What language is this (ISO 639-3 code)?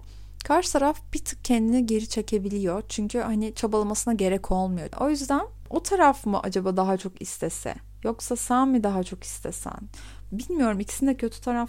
tur